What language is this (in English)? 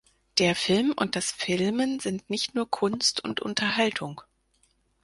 German